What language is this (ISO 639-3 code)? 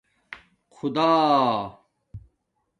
dmk